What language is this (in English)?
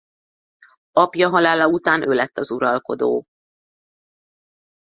Hungarian